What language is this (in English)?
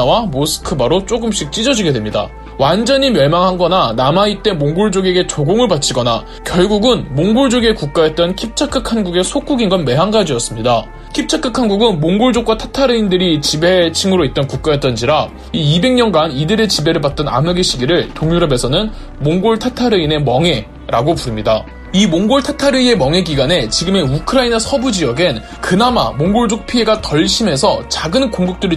Korean